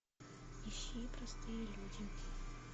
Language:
Russian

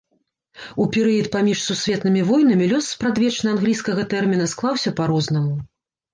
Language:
Belarusian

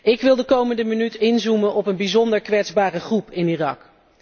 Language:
Dutch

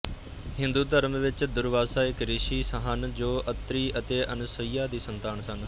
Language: Punjabi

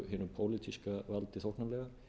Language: Icelandic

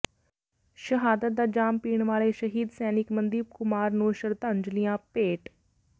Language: Punjabi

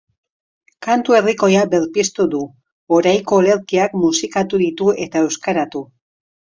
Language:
Basque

